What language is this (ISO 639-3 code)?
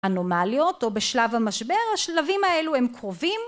heb